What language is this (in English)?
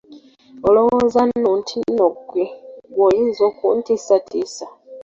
Ganda